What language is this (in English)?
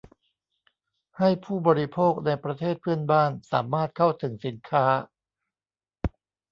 Thai